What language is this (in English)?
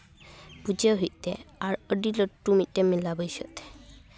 Santali